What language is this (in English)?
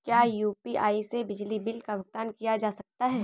Hindi